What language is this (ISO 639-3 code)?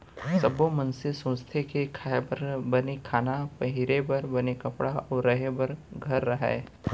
hne